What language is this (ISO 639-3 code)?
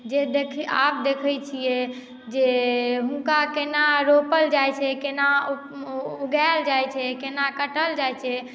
mai